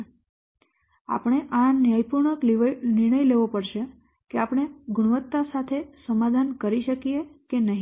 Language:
Gujarati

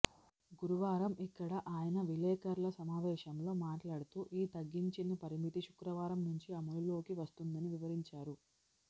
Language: Telugu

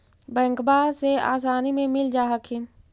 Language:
Magahi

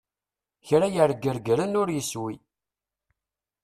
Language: Kabyle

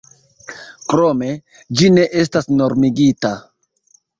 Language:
Esperanto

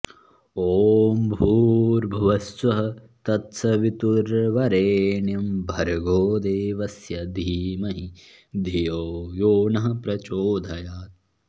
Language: Sanskrit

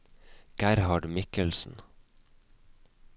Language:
Norwegian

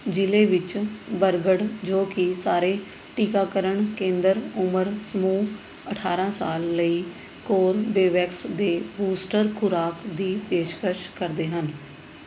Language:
Punjabi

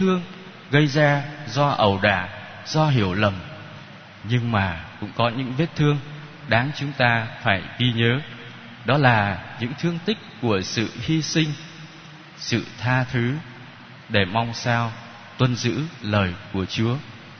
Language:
Vietnamese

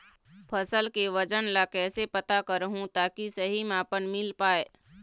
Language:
Chhattisgarhi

